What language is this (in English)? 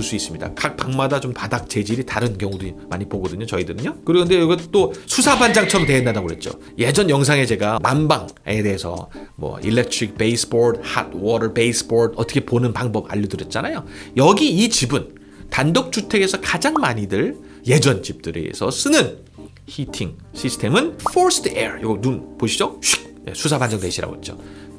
Korean